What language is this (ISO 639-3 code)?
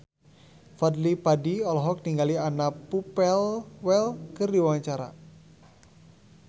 sun